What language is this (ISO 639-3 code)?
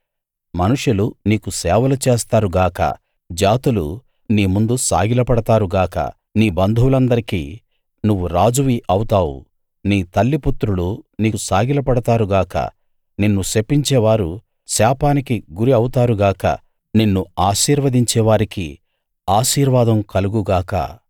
tel